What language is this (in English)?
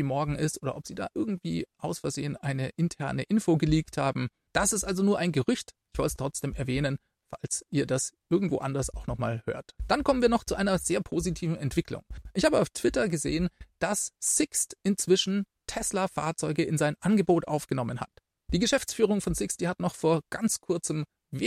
German